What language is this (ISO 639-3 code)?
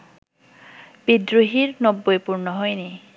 ben